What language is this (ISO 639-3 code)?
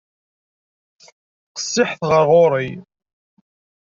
kab